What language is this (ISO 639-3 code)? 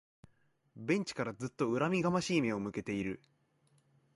jpn